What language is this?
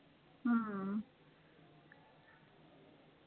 Marathi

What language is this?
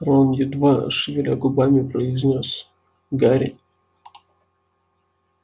Russian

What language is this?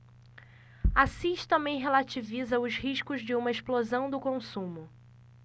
Portuguese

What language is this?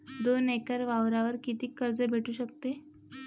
Marathi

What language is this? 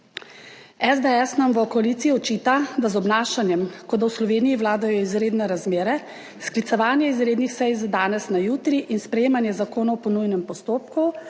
Slovenian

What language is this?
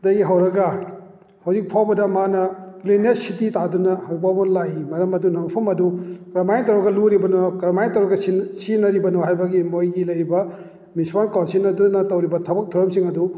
Manipuri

